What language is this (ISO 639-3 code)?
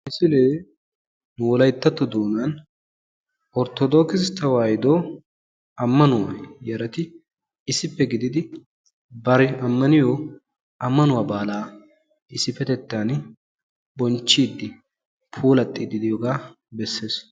wal